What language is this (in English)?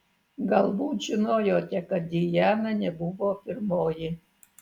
Lithuanian